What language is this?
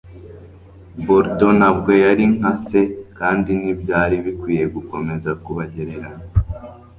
Kinyarwanda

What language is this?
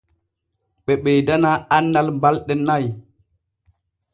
Borgu Fulfulde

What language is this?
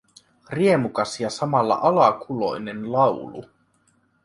Finnish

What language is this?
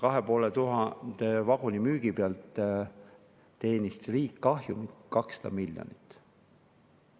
Estonian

